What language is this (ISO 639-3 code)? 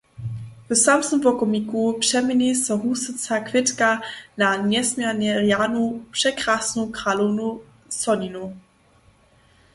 hsb